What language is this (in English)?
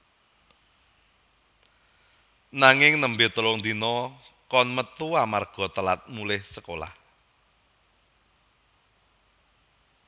Javanese